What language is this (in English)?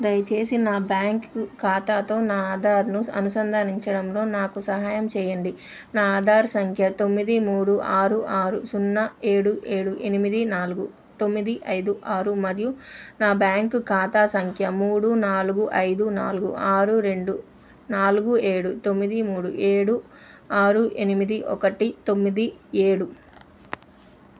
Telugu